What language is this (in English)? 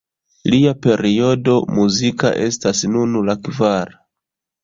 Esperanto